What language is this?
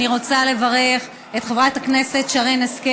Hebrew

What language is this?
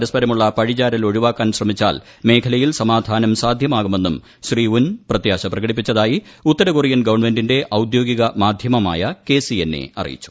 Malayalam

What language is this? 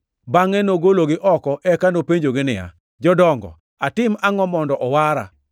Luo (Kenya and Tanzania)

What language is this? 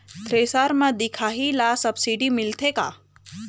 Chhattisgarhi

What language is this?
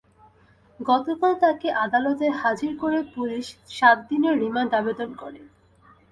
Bangla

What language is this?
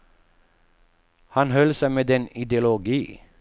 Swedish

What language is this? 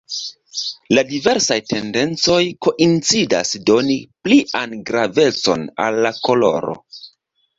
Esperanto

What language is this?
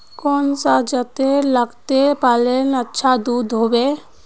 Magahi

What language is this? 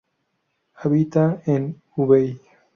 Spanish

